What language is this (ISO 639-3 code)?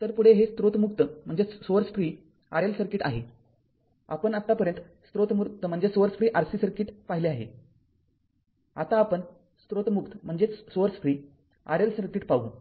mar